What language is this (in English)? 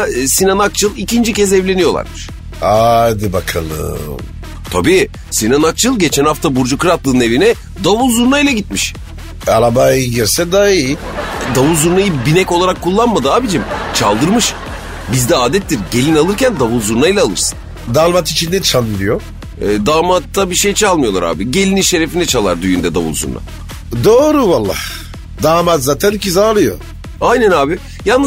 Turkish